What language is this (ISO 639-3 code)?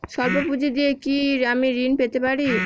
ben